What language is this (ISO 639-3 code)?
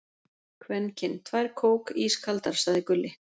isl